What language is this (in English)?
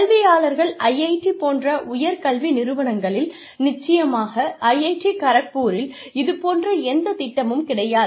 Tamil